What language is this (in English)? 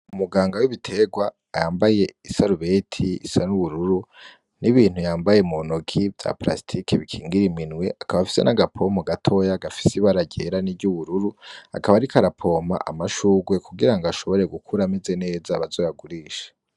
Rundi